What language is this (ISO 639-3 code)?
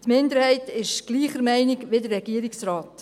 gsw